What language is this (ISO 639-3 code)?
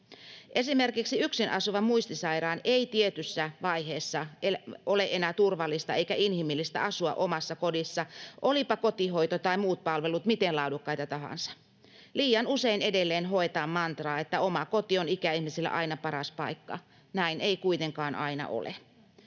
fin